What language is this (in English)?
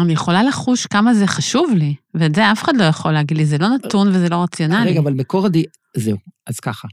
Hebrew